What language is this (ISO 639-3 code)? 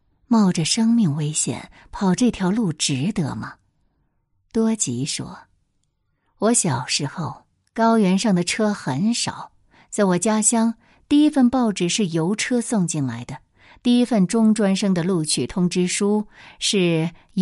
zho